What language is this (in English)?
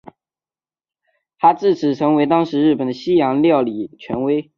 Chinese